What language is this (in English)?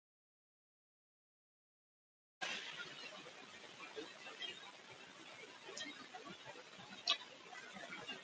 Arabic